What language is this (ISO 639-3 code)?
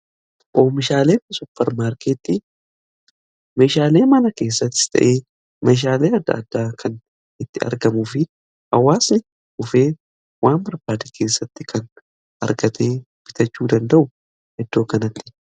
orm